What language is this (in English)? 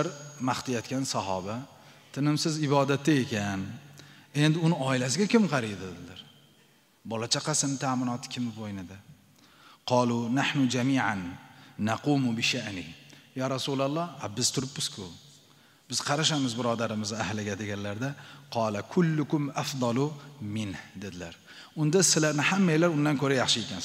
Turkish